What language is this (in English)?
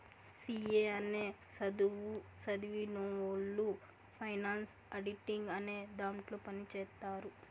Telugu